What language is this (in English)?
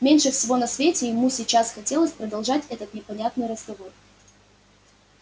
Russian